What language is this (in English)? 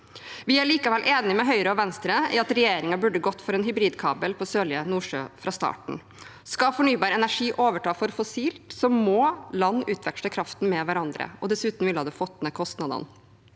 Norwegian